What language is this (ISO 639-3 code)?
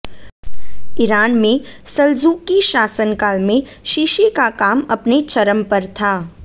hin